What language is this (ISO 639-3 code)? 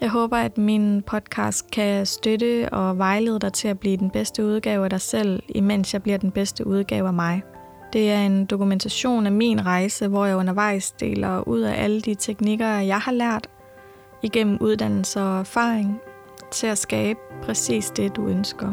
dan